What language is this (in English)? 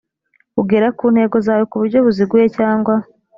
Kinyarwanda